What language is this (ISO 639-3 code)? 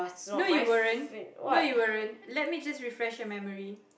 eng